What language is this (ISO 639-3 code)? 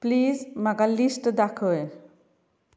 kok